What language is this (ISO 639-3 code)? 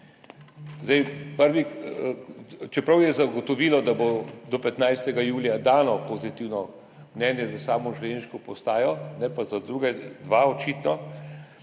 slv